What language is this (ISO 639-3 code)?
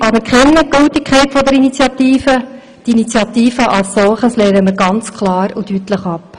gsw